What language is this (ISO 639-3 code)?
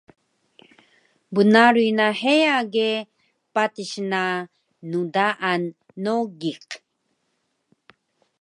trv